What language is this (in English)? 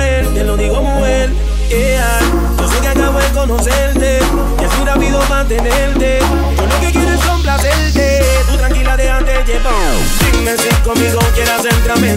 Spanish